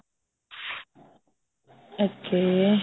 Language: Punjabi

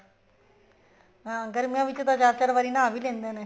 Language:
Punjabi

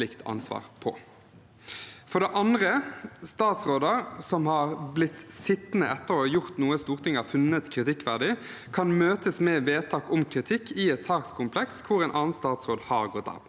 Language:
Norwegian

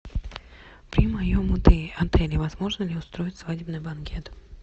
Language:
Russian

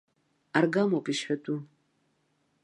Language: Abkhazian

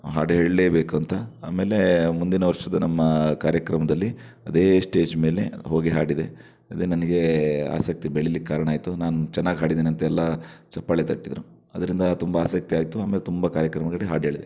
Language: Kannada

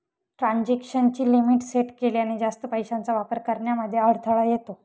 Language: Marathi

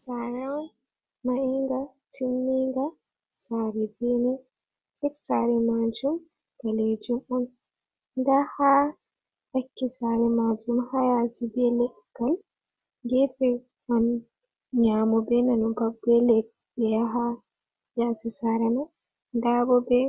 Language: Fula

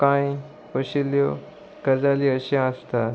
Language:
Konkani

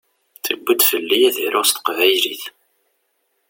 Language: Kabyle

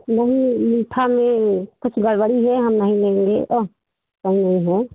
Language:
Hindi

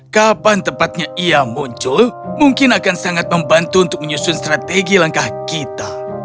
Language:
Indonesian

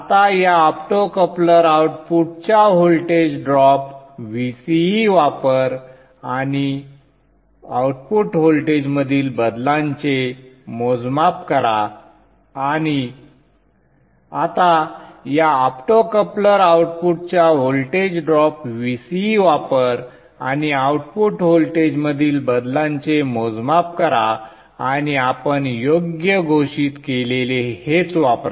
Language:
Marathi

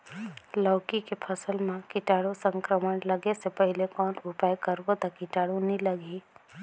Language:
Chhattisgarhi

